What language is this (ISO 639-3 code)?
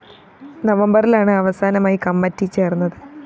mal